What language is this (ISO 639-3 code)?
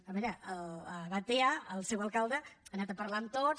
cat